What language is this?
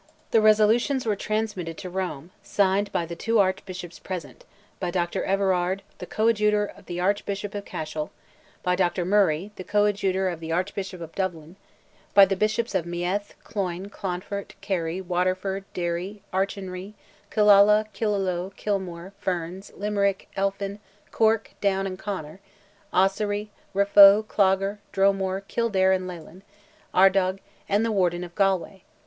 English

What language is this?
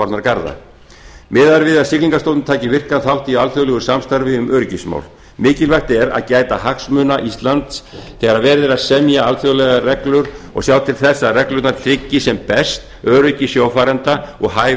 Icelandic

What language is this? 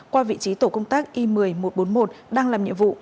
Vietnamese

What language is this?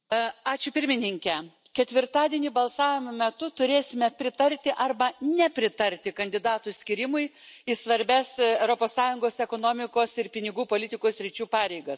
Lithuanian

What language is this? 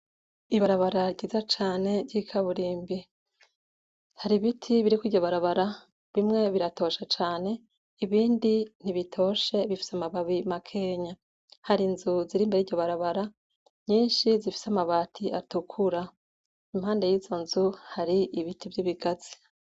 Rundi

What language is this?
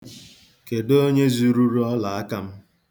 Igbo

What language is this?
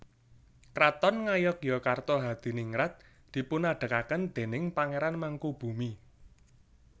Javanese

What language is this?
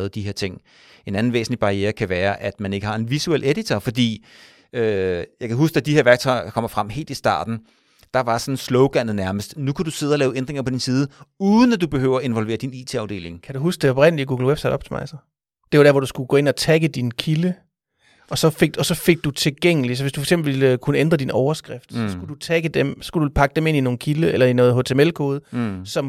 Danish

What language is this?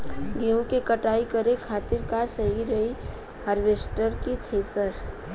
Bhojpuri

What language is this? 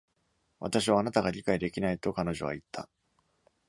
Japanese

